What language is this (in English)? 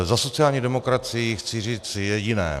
Czech